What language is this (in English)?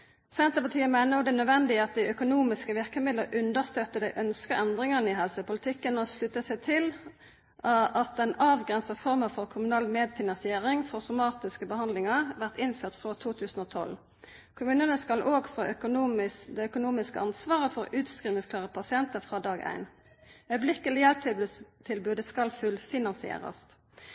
Norwegian Nynorsk